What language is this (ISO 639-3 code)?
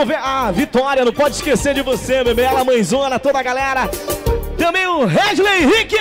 por